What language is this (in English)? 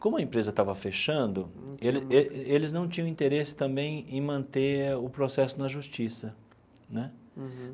Portuguese